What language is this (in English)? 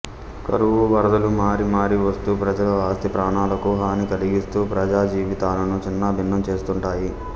Telugu